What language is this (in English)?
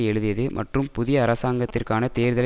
Tamil